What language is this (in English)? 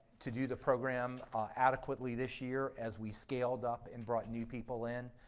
English